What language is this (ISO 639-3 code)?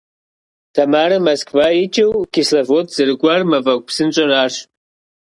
kbd